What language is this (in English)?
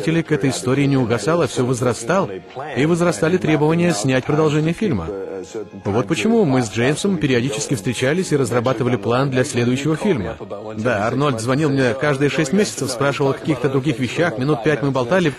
Russian